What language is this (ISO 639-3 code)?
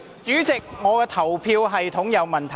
yue